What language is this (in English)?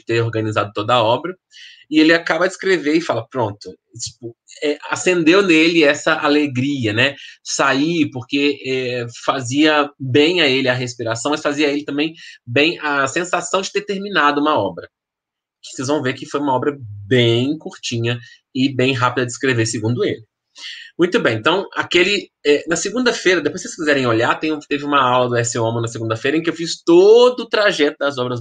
Portuguese